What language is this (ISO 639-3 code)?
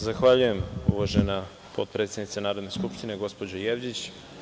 srp